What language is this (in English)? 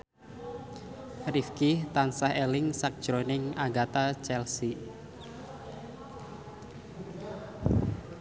Javanese